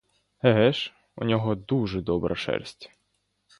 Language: Ukrainian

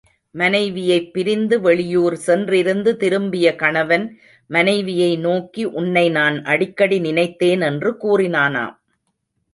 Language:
Tamil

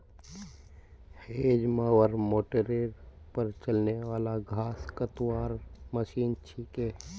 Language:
Magahi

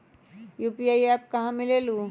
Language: Magahi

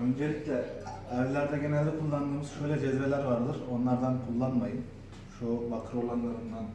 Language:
Turkish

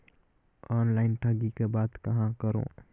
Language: Chhattisgarhi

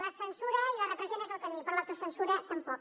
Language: Catalan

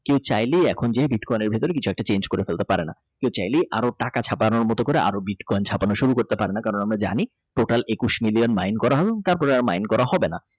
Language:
Bangla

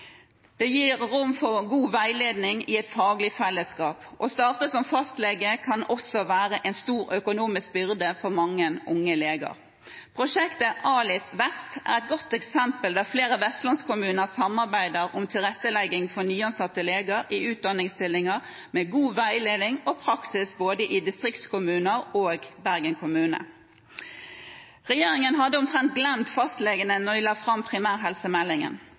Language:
Norwegian Bokmål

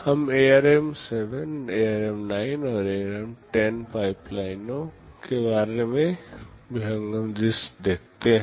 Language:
Hindi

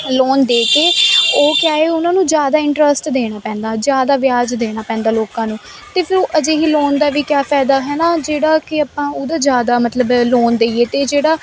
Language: Punjabi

